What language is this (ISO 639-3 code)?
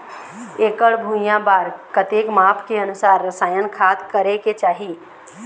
hne